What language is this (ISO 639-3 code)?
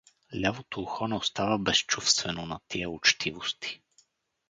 bul